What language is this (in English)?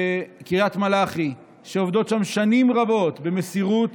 Hebrew